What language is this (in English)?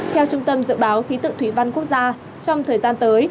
Vietnamese